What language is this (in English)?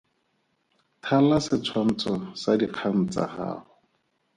Tswana